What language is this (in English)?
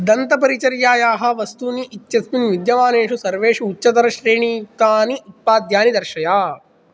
Sanskrit